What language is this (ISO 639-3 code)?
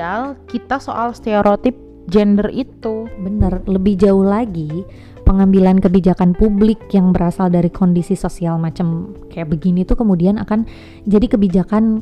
ind